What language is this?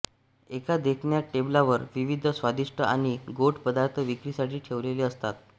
Marathi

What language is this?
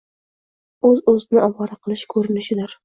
Uzbek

